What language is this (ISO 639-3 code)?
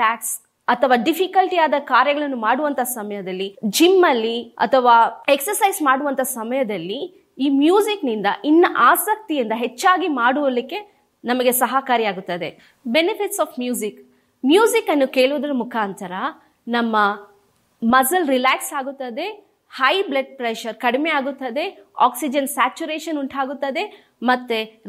kan